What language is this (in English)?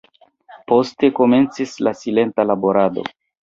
Esperanto